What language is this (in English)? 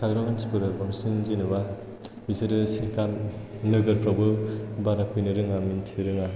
Bodo